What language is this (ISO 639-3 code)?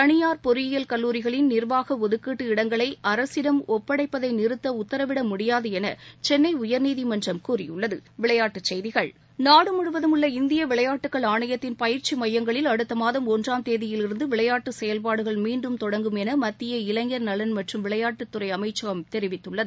tam